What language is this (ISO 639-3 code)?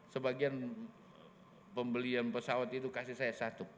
ind